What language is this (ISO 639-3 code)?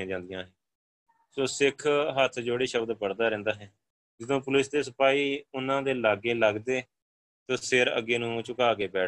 pan